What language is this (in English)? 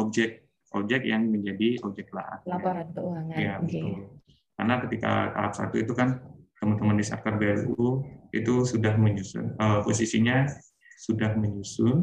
Indonesian